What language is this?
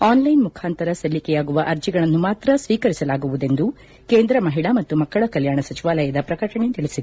Kannada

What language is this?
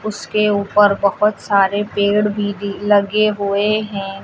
Hindi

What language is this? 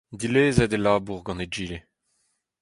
Breton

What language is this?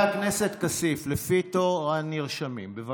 Hebrew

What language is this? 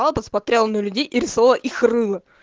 Russian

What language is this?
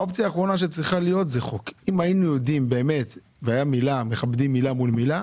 Hebrew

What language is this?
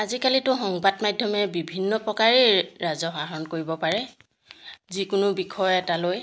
Assamese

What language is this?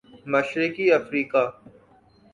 Urdu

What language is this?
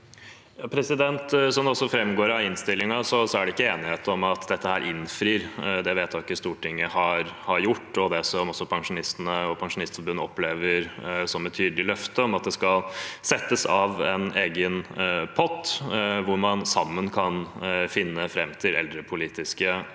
Norwegian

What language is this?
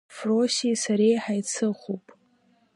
Abkhazian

